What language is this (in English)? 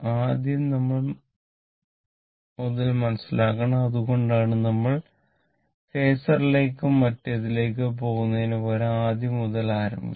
Malayalam